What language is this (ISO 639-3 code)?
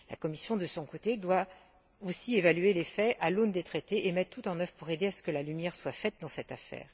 fra